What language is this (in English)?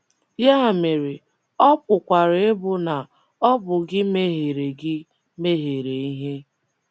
Igbo